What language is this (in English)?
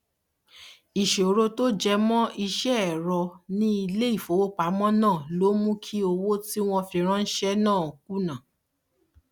Yoruba